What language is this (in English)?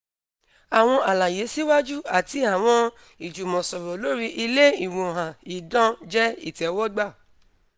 Yoruba